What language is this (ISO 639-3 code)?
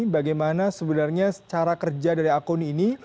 ind